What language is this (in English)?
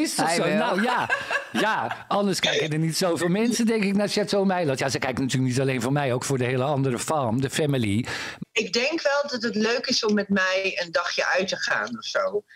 Dutch